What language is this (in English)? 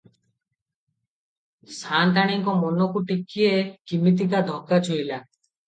Odia